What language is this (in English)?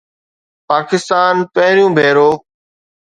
Sindhi